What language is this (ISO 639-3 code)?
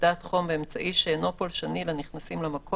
heb